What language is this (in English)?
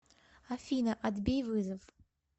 Russian